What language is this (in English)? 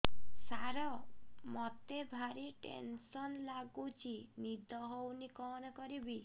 Odia